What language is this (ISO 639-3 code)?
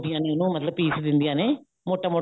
pan